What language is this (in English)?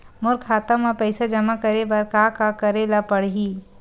Chhattisgarhi